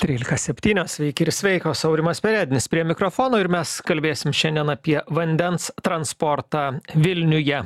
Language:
Lithuanian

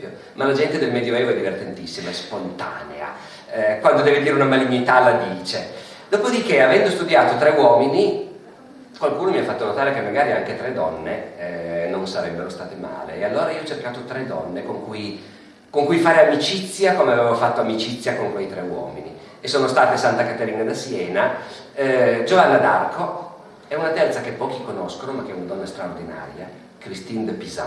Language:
Italian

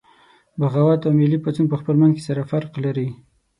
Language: Pashto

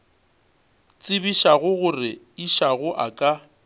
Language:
Northern Sotho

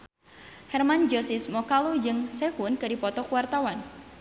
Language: Sundanese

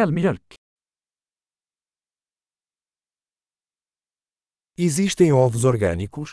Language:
Portuguese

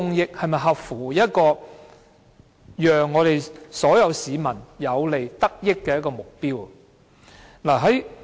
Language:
Cantonese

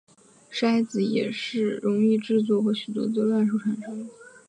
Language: Chinese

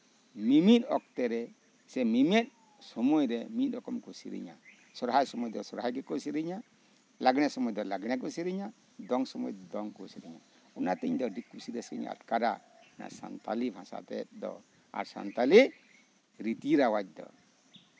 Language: Santali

